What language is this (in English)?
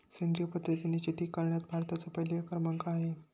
Marathi